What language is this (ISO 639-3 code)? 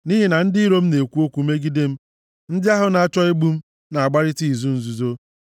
ibo